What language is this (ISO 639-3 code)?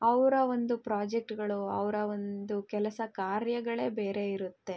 kan